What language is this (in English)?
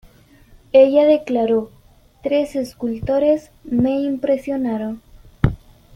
Spanish